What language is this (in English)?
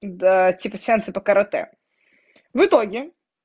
Russian